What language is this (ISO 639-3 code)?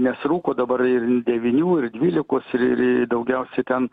lit